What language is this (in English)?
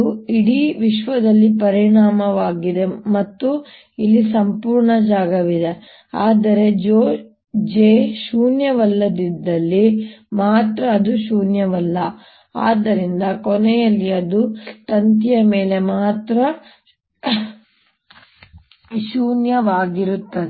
Kannada